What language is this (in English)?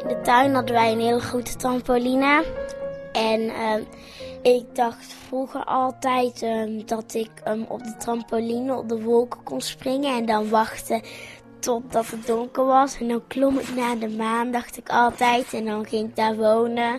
Dutch